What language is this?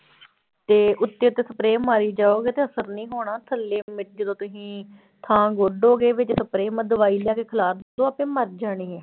Punjabi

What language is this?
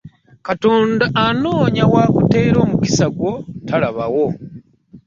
Ganda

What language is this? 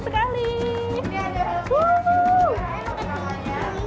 Indonesian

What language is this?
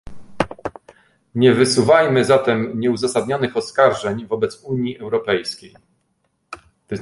Polish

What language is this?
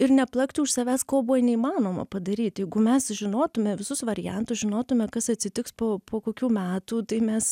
Lithuanian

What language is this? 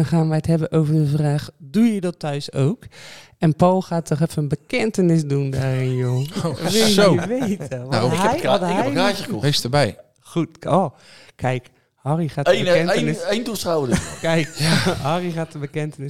Dutch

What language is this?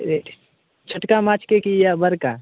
Maithili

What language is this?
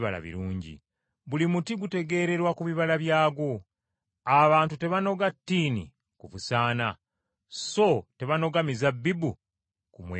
Ganda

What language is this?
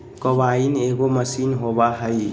Magahi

